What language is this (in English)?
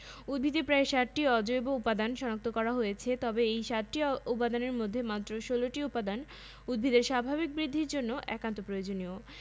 Bangla